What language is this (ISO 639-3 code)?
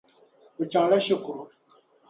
dag